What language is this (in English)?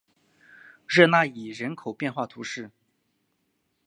Chinese